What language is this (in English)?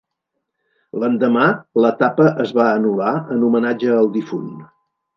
Catalan